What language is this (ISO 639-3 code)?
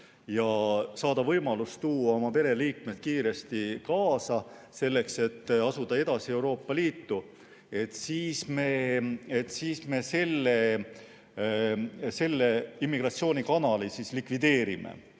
est